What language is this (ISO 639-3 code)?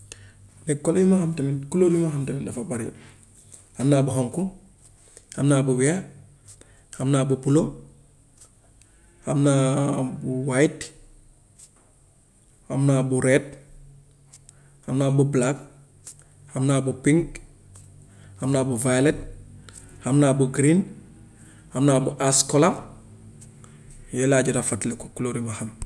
wof